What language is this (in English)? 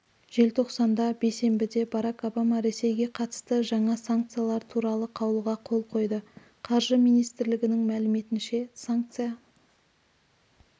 Kazakh